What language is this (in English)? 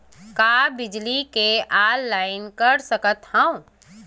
Chhattisgarhi